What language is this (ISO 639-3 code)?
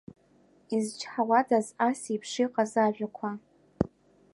abk